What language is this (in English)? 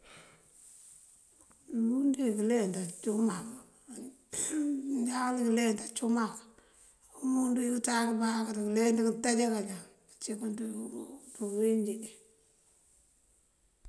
Mandjak